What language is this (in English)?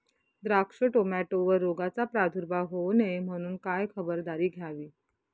Marathi